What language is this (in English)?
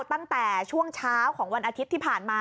Thai